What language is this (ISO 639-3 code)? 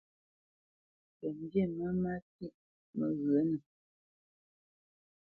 bce